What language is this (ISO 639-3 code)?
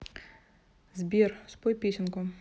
rus